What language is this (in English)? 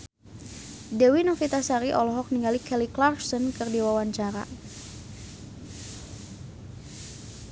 Sundanese